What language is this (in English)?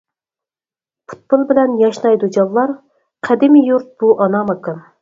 Uyghur